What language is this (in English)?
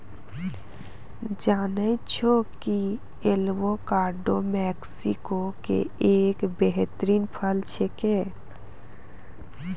Maithili